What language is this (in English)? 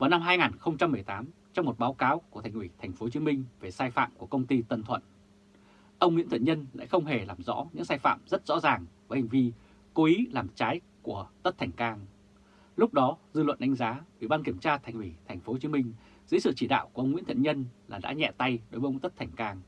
Vietnamese